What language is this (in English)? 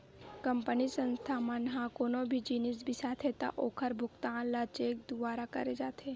Chhattisgarhi